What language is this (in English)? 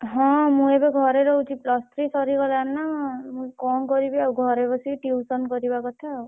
Odia